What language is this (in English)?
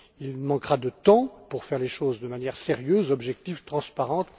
French